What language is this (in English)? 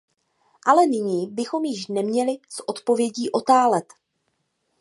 Czech